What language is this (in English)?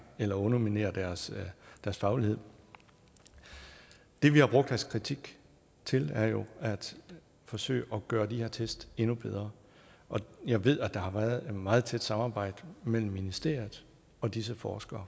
Danish